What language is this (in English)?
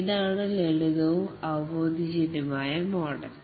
Malayalam